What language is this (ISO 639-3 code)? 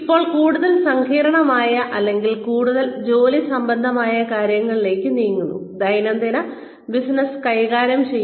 mal